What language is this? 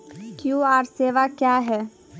Maithili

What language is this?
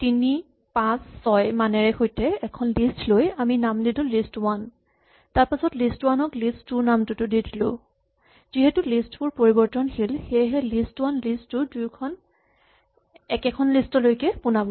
Assamese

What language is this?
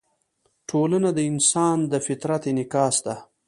Pashto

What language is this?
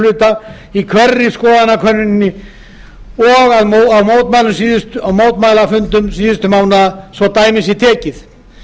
Icelandic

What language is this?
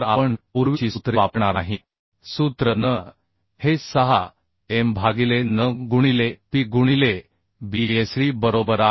Marathi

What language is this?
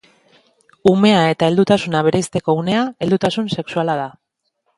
Basque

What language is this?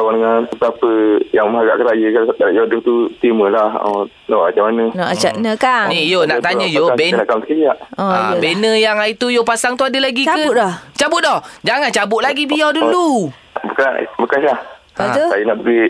Malay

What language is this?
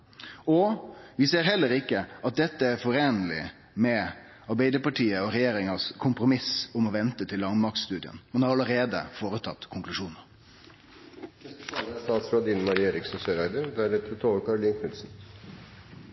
Norwegian Nynorsk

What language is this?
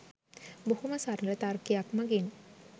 Sinhala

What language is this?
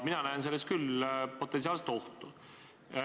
Estonian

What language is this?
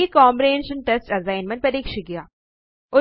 Malayalam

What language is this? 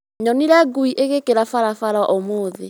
Kikuyu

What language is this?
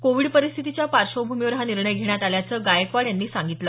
Marathi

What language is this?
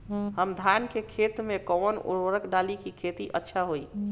Bhojpuri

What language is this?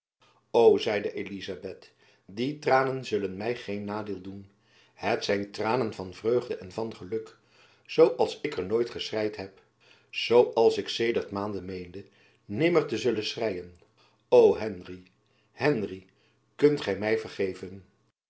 Dutch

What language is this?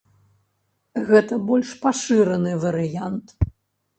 Belarusian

